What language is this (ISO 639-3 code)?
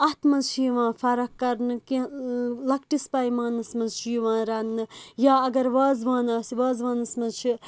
kas